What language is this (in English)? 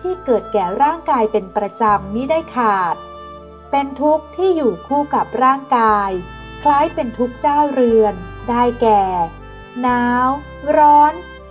Thai